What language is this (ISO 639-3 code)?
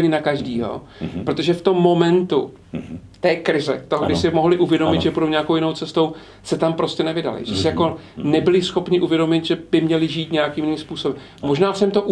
ces